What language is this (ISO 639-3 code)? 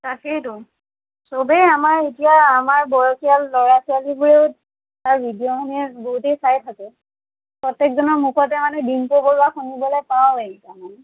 asm